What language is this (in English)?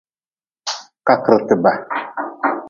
Nawdm